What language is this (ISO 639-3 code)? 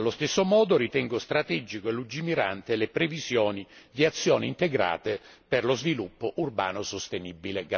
ita